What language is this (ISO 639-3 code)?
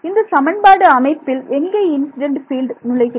tam